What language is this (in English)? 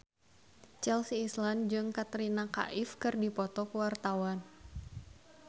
Sundanese